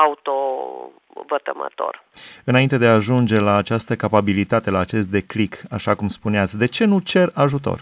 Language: Romanian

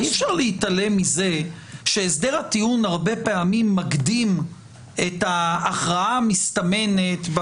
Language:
Hebrew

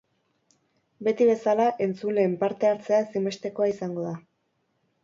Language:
Basque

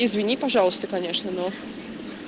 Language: Russian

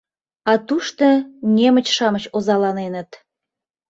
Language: Mari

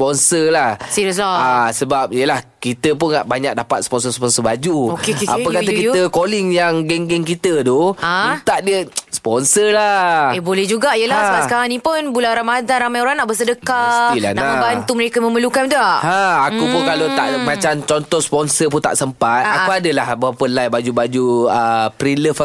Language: Malay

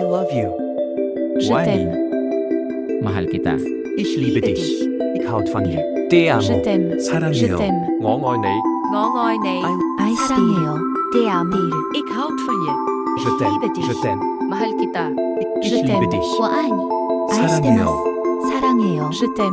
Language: English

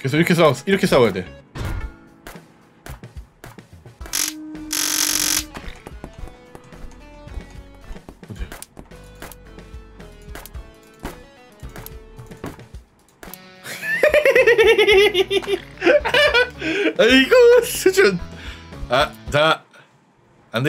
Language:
Korean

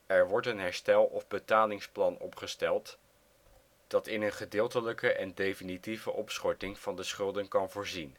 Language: Dutch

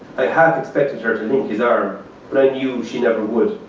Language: English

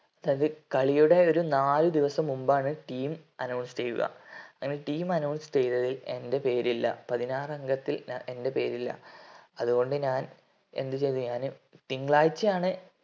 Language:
Malayalam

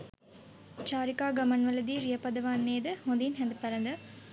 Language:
Sinhala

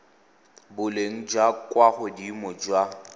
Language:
Tswana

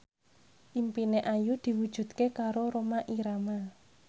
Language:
Javanese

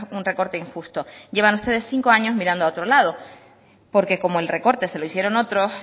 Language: Spanish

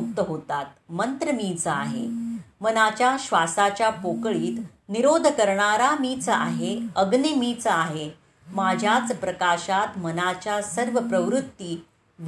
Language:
Marathi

